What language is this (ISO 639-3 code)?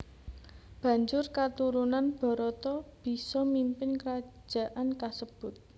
jav